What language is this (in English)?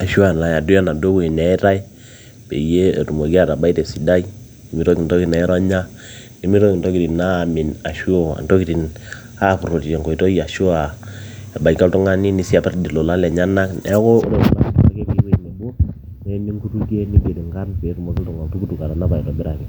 Masai